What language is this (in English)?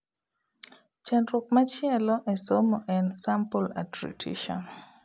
Luo (Kenya and Tanzania)